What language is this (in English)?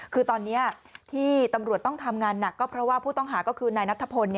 Thai